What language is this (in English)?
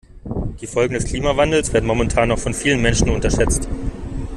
German